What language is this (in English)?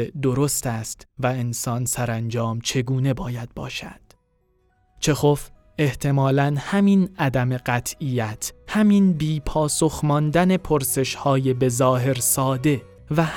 Persian